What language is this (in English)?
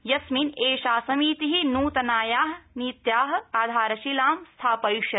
Sanskrit